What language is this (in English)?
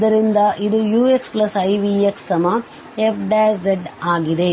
Kannada